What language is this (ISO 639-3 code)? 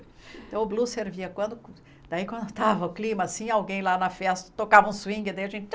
por